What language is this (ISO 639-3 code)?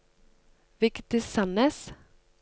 nor